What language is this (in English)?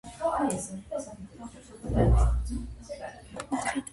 Georgian